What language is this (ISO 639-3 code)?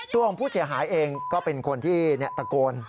tha